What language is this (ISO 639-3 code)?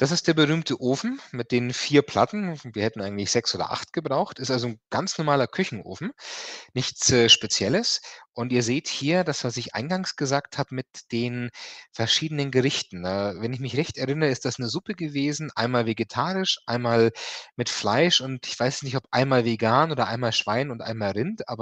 deu